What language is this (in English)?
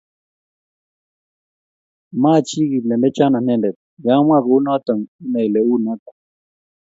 Kalenjin